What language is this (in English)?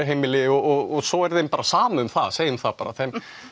Icelandic